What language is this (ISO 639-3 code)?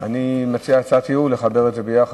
heb